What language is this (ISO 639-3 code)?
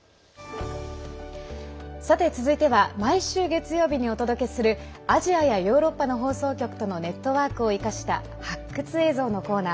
jpn